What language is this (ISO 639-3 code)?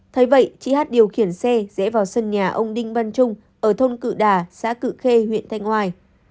vie